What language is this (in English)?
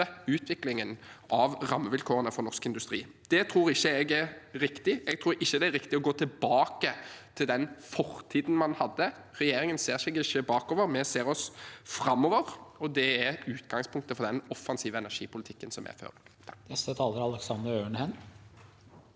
Norwegian